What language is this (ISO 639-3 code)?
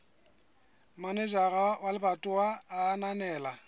sot